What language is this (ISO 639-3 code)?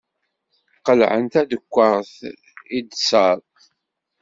kab